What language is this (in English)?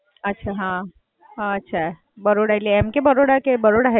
Gujarati